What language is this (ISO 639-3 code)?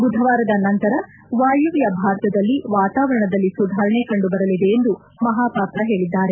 kan